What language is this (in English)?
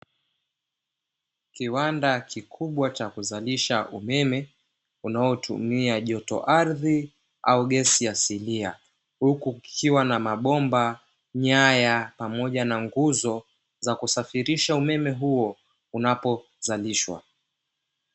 Swahili